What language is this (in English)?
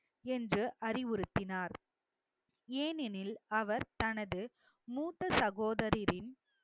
Tamil